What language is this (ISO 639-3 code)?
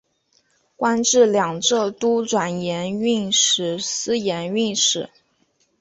zho